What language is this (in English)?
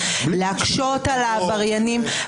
Hebrew